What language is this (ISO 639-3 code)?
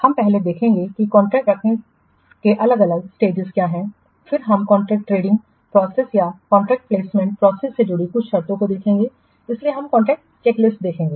hin